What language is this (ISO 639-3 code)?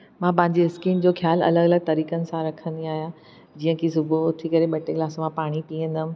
snd